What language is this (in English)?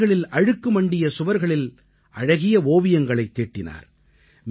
Tamil